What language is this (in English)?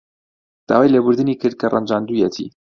Central Kurdish